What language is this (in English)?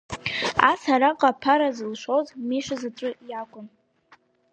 Abkhazian